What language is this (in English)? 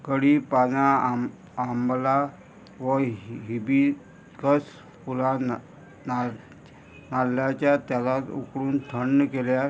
Konkani